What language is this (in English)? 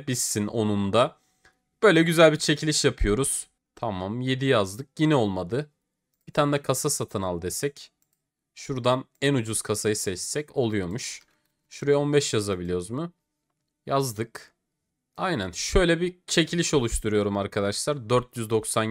Turkish